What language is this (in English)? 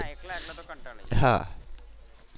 Gujarati